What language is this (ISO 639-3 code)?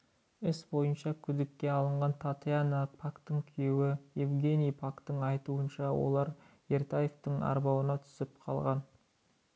kaz